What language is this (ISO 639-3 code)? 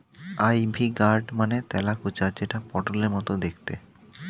ben